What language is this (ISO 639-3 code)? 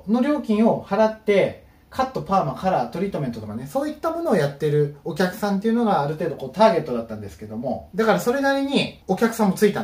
jpn